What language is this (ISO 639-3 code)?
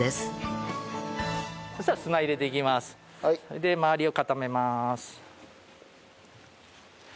jpn